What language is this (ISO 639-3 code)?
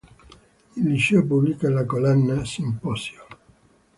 ita